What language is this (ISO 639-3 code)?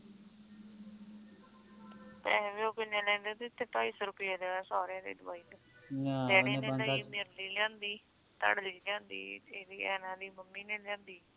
pan